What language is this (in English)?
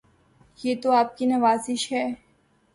Urdu